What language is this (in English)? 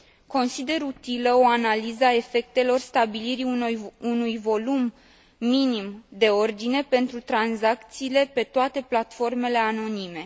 Romanian